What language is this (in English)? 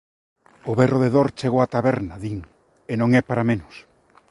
Galician